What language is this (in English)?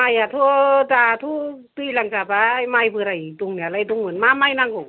Bodo